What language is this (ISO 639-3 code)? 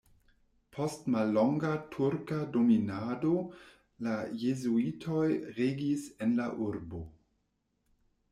epo